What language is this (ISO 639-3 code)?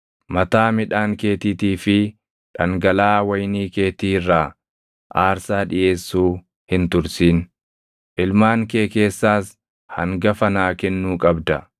orm